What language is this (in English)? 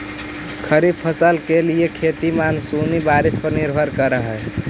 Magahi